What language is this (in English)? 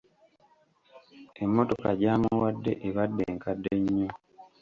Ganda